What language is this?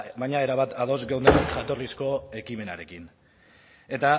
Basque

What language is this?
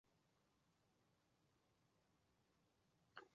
Chinese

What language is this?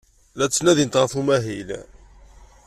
Kabyle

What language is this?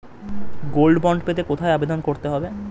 Bangla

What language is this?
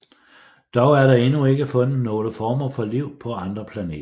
Danish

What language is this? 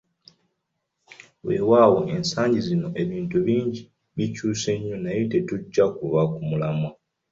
Ganda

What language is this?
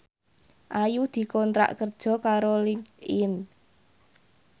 Javanese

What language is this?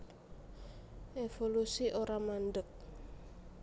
Javanese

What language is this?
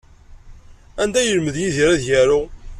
Kabyle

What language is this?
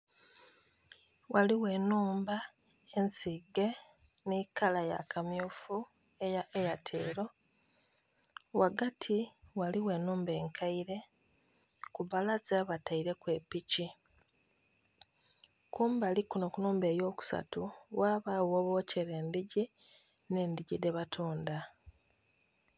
Soga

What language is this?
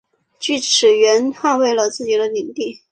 Chinese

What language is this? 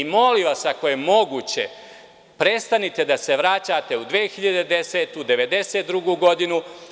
Serbian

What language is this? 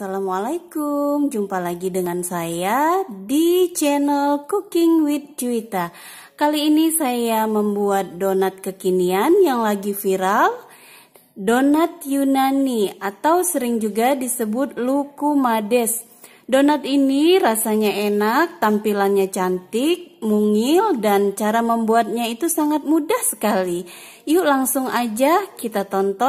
Indonesian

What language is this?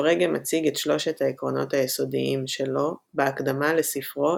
Hebrew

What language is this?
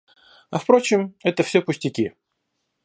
Russian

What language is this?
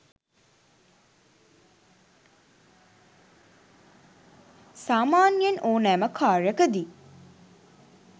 Sinhala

